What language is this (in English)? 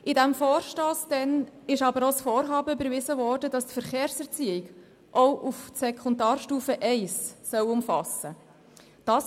Swiss German